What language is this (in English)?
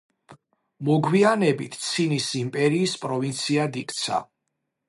Georgian